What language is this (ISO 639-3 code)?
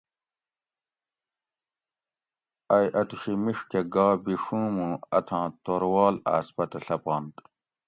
gwc